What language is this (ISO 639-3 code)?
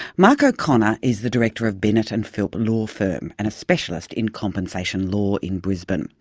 eng